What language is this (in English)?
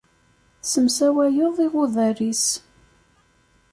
Kabyle